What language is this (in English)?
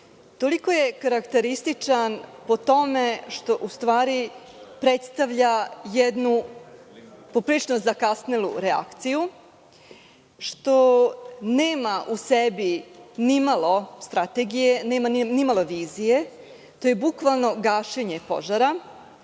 Serbian